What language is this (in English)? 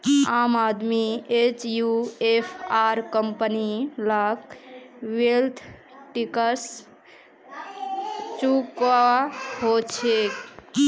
Magahi